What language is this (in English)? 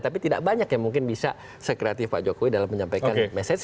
Indonesian